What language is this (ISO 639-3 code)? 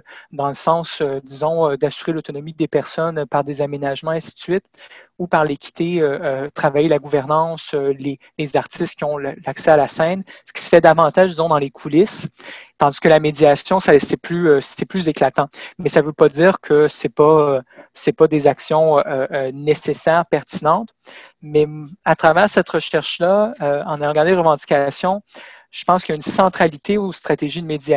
fra